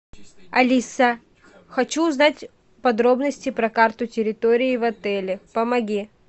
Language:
Russian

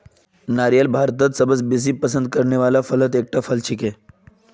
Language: Magahi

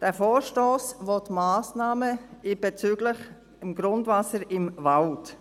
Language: Swiss German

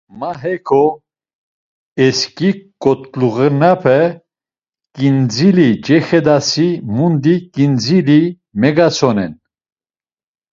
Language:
Laz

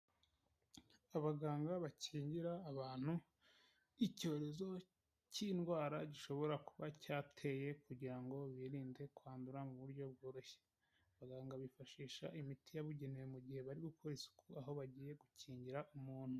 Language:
Kinyarwanda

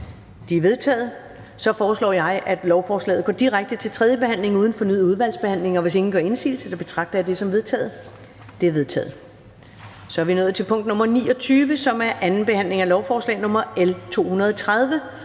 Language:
Danish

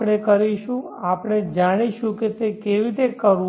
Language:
Gujarati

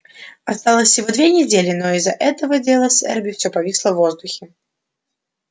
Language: Russian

